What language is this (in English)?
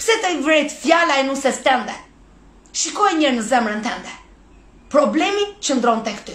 Romanian